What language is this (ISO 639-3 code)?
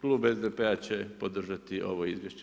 hrv